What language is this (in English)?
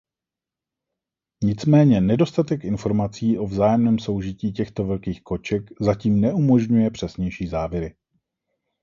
Czech